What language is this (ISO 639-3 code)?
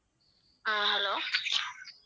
tam